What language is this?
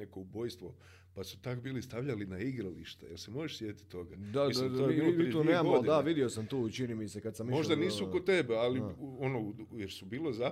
Croatian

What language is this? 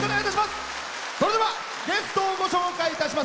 Japanese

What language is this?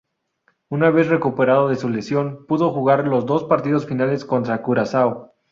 Spanish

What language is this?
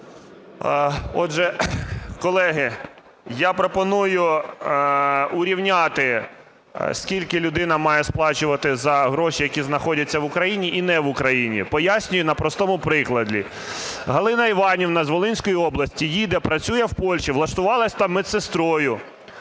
Ukrainian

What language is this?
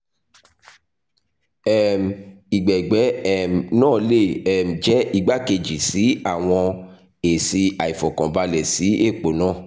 Yoruba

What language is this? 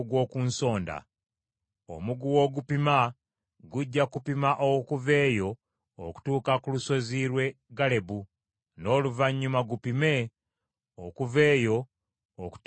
Ganda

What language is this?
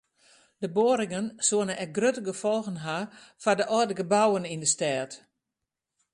Western Frisian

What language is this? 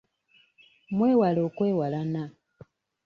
Ganda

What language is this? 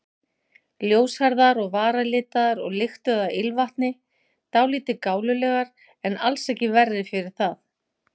Icelandic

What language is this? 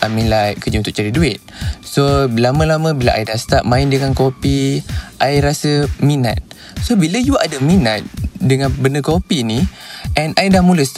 Malay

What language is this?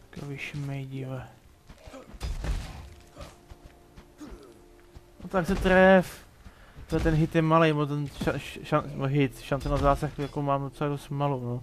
Czech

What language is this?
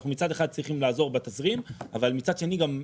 Hebrew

